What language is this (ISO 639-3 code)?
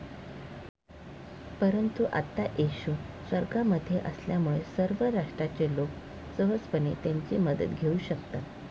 mar